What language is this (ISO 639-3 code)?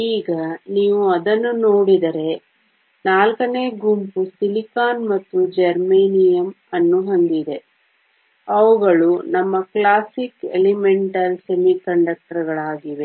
kan